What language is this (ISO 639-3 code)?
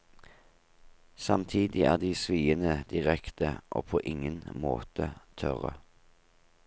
nor